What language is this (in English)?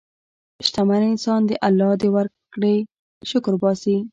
Pashto